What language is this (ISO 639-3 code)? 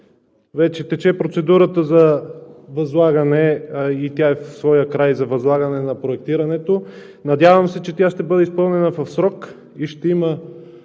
bul